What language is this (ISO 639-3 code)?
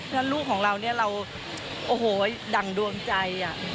tha